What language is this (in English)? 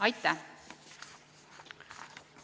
Estonian